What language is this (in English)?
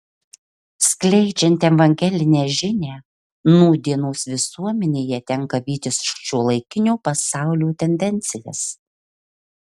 Lithuanian